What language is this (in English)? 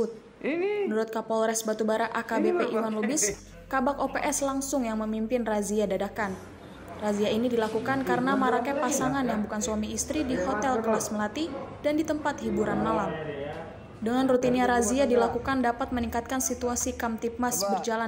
Indonesian